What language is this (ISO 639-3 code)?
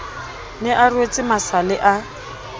sot